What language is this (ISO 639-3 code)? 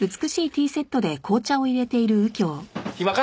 jpn